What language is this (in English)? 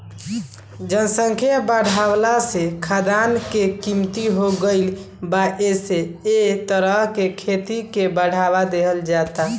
Bhojpuri